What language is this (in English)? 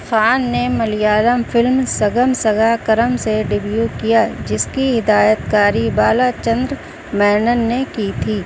Urdu